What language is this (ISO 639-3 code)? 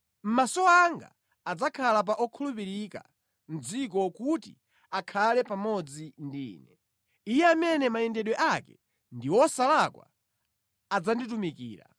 nya